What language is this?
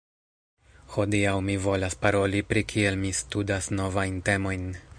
Esperanto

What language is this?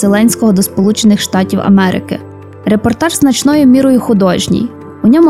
Ukrainian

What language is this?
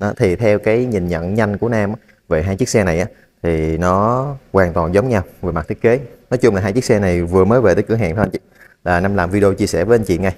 Vietnamese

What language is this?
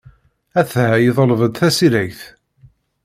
Kabyle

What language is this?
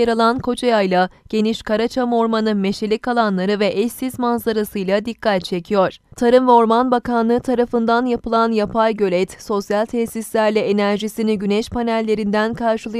Turkish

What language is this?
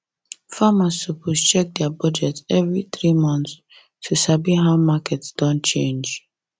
Nigerian Pidgin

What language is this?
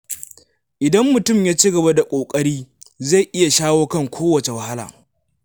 Hausa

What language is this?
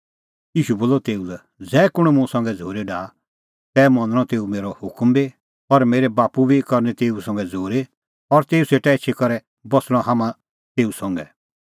Kullu Pahari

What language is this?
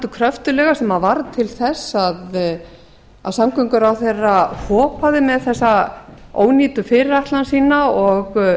Icelandic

